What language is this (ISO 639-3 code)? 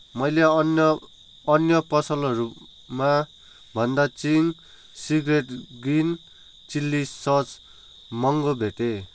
nep